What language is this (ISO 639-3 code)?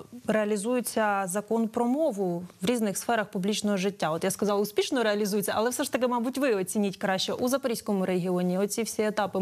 ukr